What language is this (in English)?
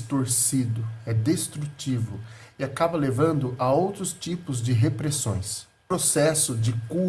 Portuguese